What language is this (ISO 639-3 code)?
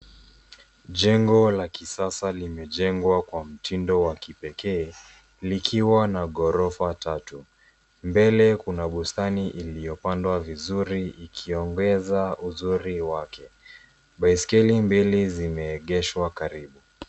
swa